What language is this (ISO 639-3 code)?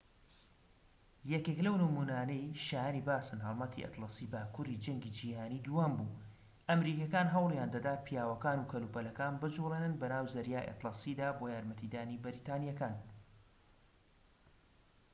ckb